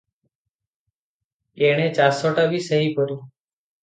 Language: Odia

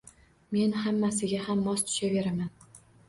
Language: Uzbek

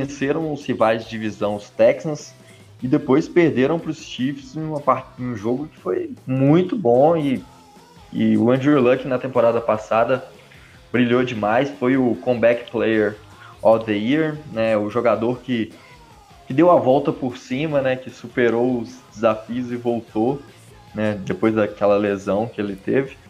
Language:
Portuguese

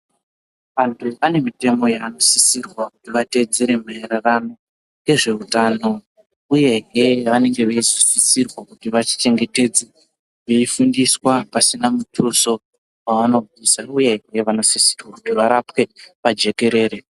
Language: Ndau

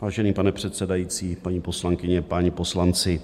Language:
Czech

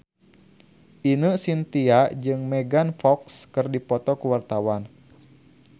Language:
Sundanese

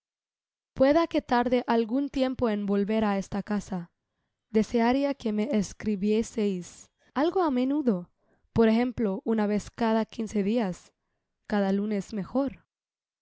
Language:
Spanish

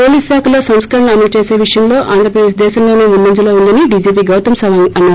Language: Telugu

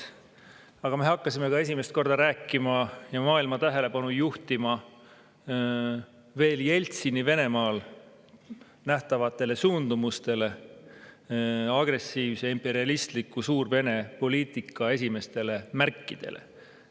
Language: Estonian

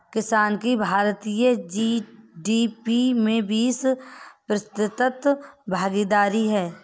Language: Hindi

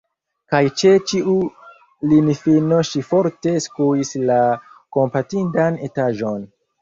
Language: Esperanto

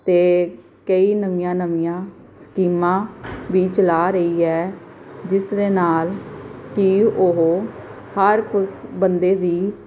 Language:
Punjabi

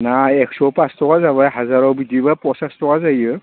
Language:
Bodo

